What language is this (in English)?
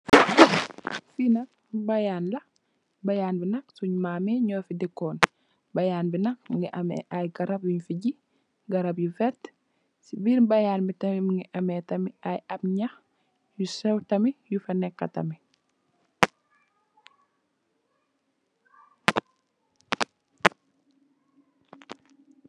Wolof